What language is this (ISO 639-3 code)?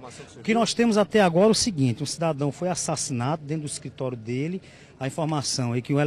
por